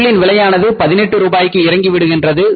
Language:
Tamil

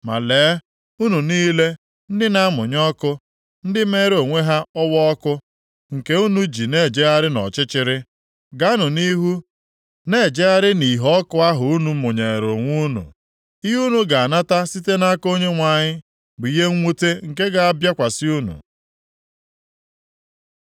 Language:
Igbo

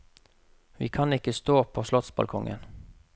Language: Norwegian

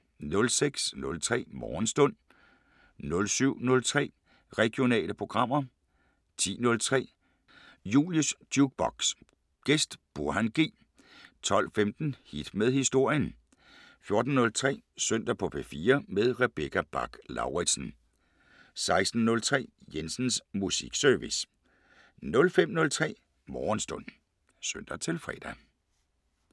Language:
Danish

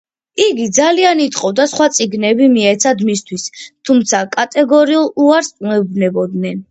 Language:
Georgian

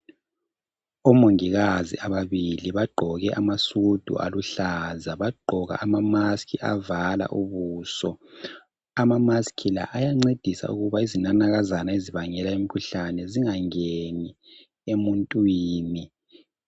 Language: North Ndebele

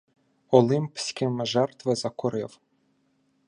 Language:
Ukrainian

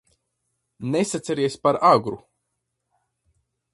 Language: Latvian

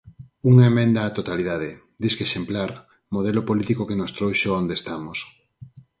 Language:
Galician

